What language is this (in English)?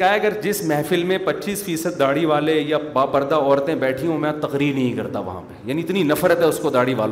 Urdu